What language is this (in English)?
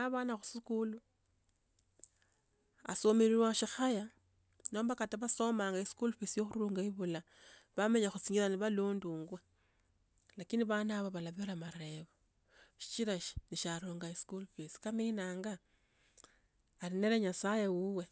Tsotso